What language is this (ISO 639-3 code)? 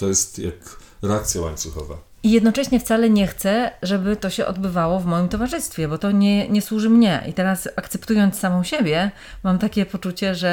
pol